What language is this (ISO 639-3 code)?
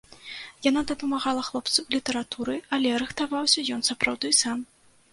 bel